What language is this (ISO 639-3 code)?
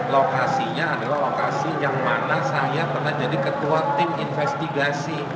ind